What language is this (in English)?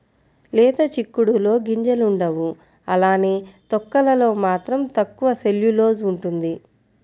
Telugu